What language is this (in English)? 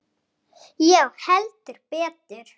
Icelandic